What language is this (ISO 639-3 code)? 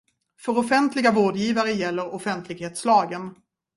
swe